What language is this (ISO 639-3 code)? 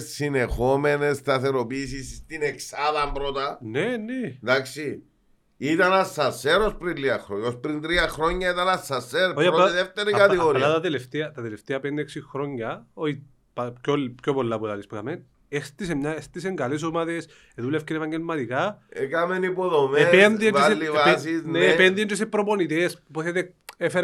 ell